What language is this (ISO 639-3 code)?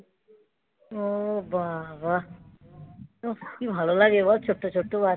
ben